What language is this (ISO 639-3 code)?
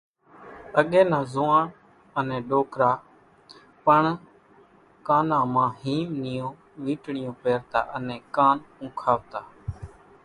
gjk